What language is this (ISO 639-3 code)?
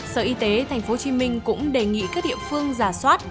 vie